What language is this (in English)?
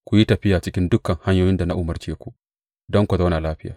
Hausa